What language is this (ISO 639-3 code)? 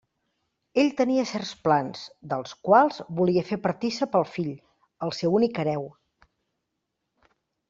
cat